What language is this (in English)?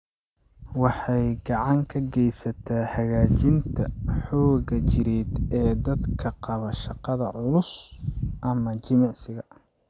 Somali